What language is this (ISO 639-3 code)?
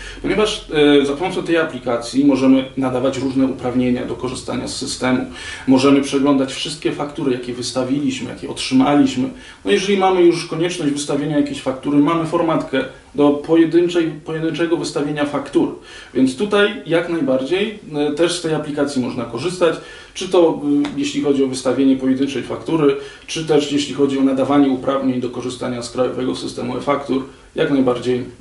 pol